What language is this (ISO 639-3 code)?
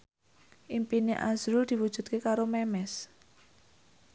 jav